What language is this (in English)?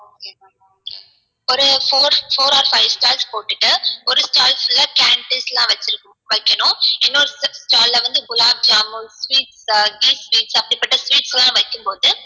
Tamil